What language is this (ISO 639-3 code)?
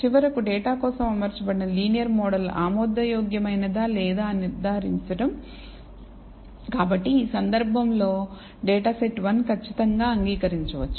tel